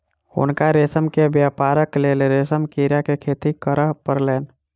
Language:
Maithili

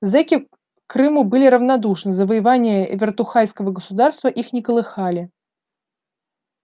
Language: Russian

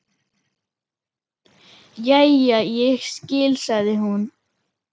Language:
Icelandic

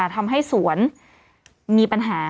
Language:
Thai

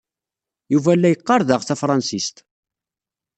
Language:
Kabyle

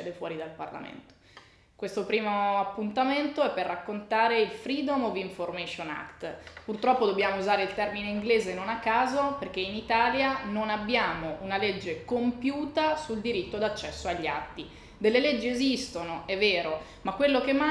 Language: Italian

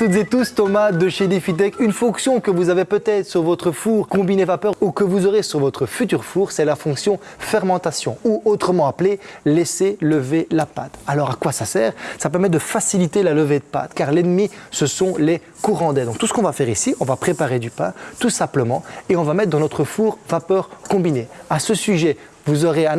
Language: French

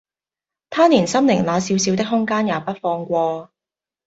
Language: Cantonese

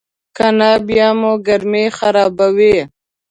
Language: Pashto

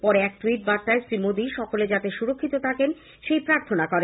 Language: Bangla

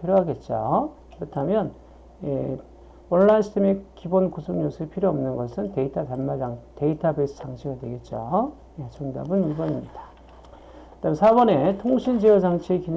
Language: Korean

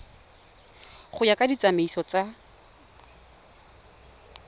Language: Tswana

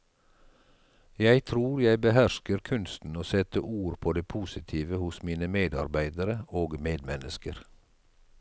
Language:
Norwegian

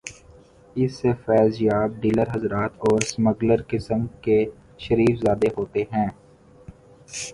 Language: Urdu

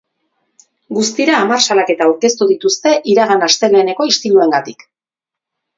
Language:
Basque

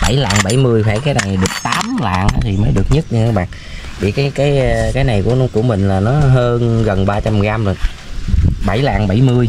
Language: Vietnamese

